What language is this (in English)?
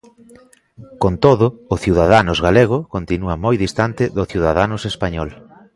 Galician